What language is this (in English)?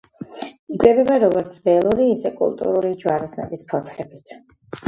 Georgian